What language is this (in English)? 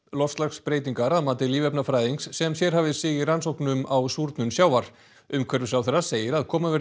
Icelandic